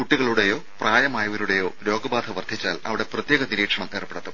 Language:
Malayalam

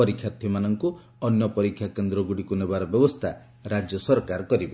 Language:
Odia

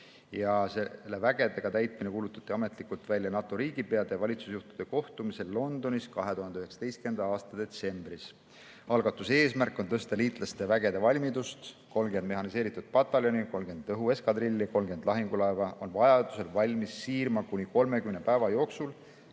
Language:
Estonian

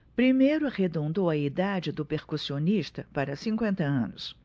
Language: Portuguese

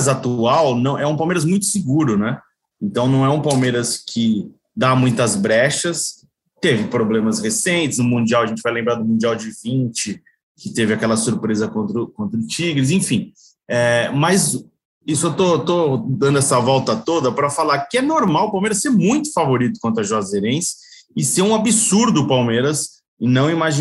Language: Portuguese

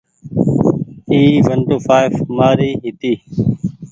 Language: Goaria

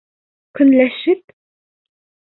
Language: Bashkir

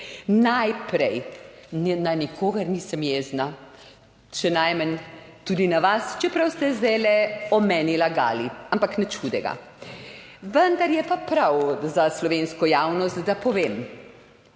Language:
Slovenian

